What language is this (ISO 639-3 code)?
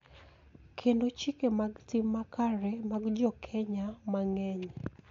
luo